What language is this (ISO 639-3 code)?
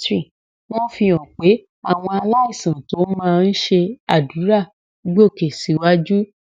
yor